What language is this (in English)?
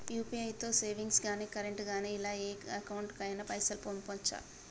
Telugu